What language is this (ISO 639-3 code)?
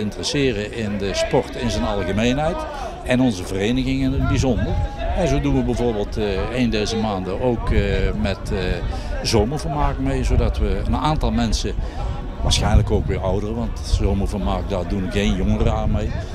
nld